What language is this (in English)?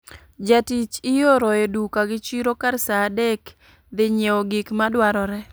Luo (Kenya and Tanzania)